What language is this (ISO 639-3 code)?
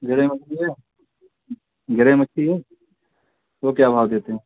urd